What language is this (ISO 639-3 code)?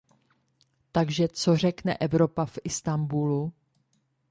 ces